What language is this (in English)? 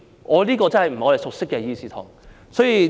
Cantonese